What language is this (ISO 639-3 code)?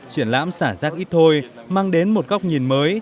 vie